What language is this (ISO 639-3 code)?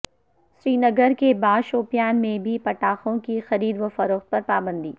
urd